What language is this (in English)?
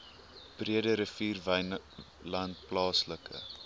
Afrikaans